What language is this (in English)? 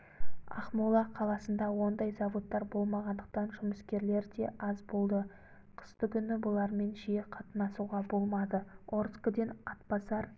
Kazakh